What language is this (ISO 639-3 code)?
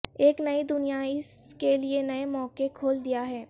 urd